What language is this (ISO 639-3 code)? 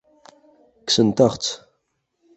kab